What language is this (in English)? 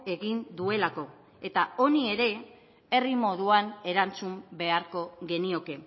Basque